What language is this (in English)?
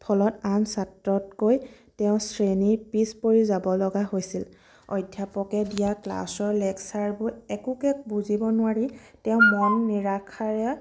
Assamese